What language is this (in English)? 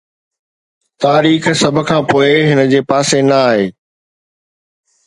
Sindhi